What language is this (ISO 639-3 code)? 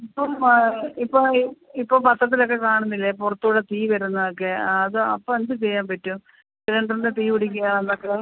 mal